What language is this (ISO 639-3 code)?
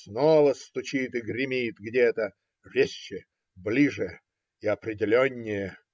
rus